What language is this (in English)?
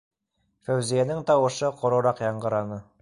Bashkir